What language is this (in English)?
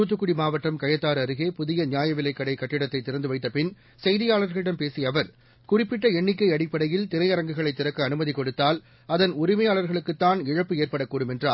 Tamil